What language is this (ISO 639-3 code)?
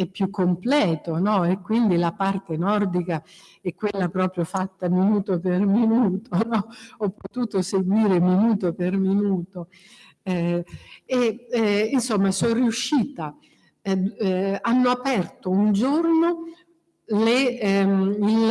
ita